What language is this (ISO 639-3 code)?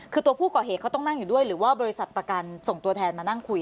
tha